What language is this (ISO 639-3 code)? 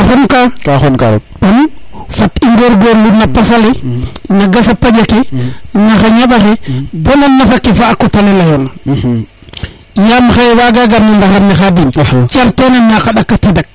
srr